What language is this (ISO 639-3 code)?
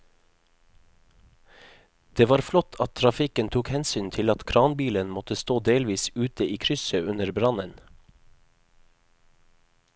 nor